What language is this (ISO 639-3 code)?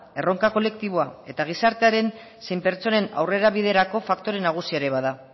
eus